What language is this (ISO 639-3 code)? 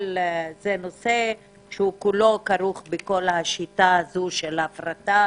heb